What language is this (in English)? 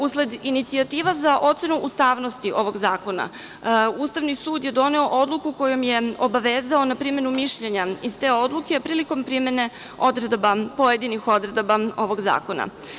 Serbian